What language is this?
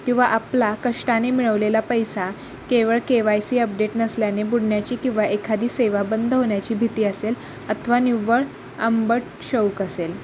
Marathi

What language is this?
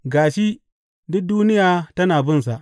Hausa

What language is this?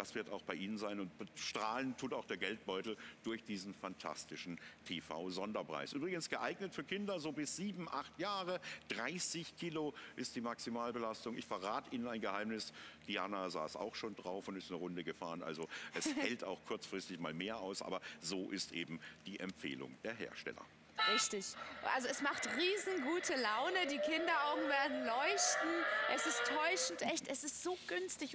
German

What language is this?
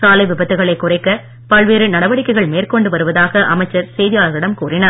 Tamil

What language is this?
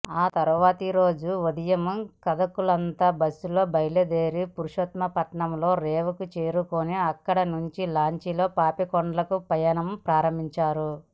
Telugu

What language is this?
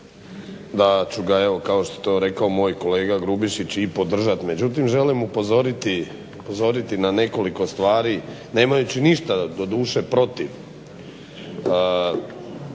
Croatian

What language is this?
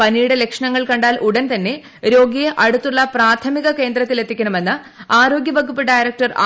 Malayalam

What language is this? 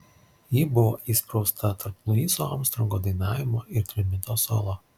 Lithuanian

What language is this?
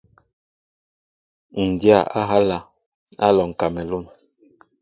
Mbo (Cameroon)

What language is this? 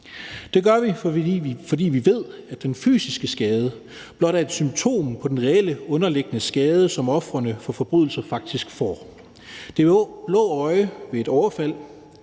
Danish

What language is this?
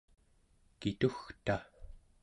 Central Yupik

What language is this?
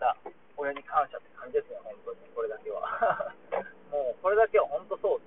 Japanese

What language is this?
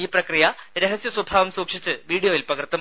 Malayalam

